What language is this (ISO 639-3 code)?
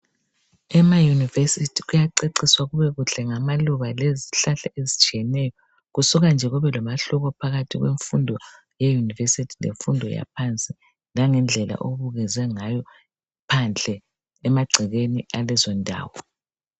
nde